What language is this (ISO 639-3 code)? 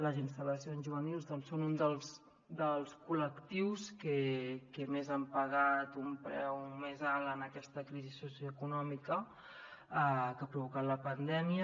cat